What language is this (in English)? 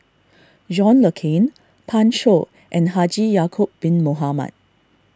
English